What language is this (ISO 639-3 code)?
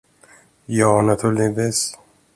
swe